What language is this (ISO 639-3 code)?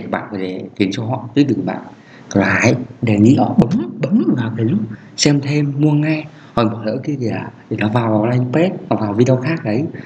vie